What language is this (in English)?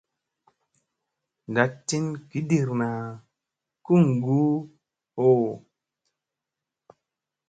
Musey